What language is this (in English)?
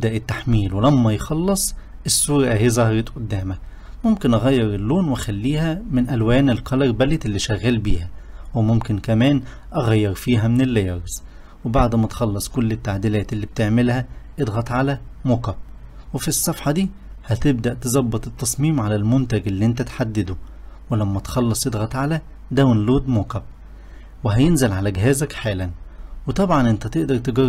Arabic